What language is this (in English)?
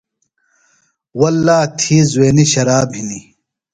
Phalura